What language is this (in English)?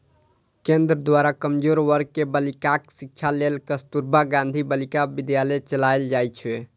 Maithili